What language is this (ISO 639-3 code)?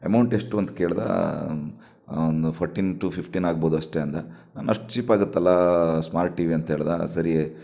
kan